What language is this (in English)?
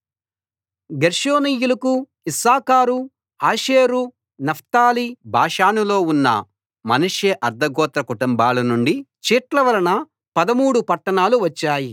Telugu